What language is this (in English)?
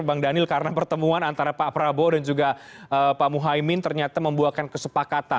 Indonesian